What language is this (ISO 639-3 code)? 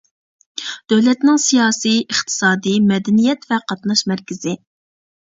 uig